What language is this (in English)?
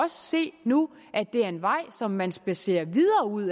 Danish